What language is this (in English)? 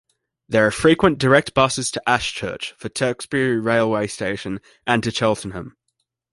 English